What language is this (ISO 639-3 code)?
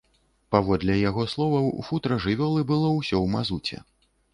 bel